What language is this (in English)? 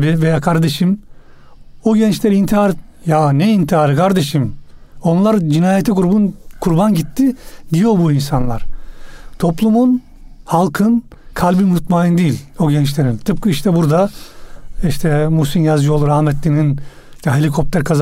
Turkish